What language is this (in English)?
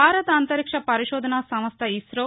Telugu